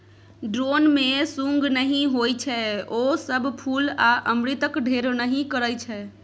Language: Maithili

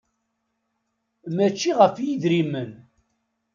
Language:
Kabyle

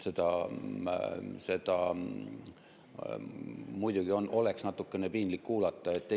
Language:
Estonian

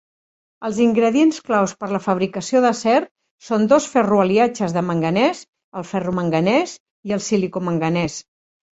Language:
Catalan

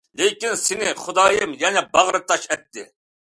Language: Uyghur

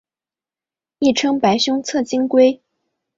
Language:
Chinese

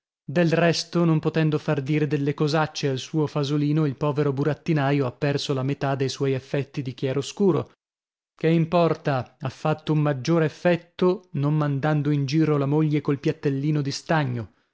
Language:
Italian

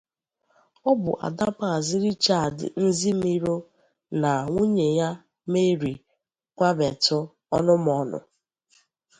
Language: Igbo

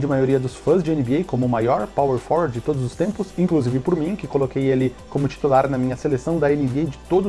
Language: Portuguese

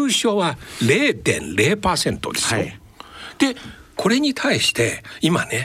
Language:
Japanese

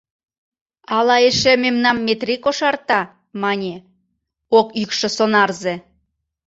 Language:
Mari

